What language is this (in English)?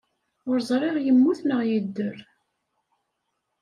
Kabyle